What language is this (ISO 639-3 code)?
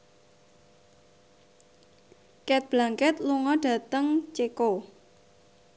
jav